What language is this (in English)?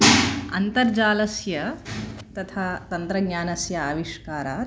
Sanskrit